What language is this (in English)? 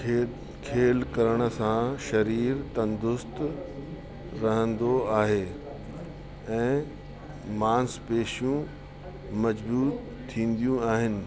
Sindhi